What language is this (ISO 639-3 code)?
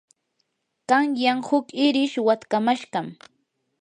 qur